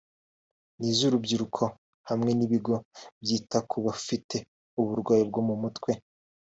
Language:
Kinyarwanda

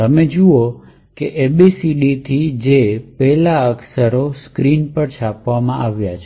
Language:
Gujarati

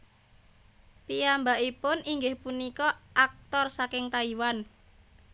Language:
Javanese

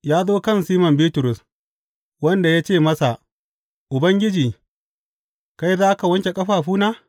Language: Hausa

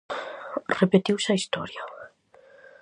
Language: Galician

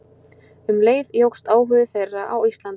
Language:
Icelandic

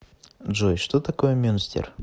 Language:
Russian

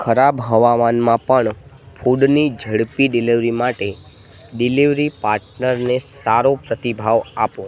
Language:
Gujarati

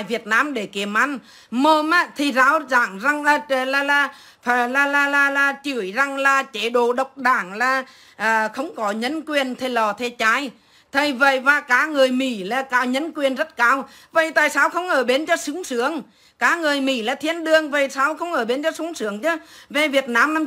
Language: Vietnamese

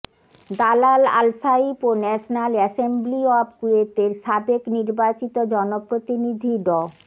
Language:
Bangla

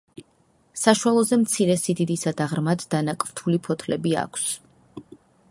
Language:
Georgian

